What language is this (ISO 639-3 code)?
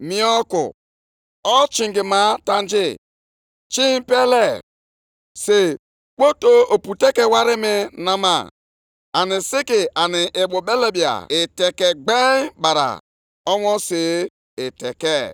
ibo